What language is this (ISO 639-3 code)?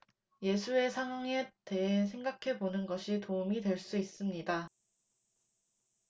kor